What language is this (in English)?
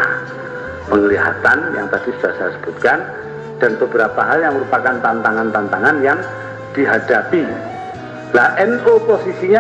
Indonesian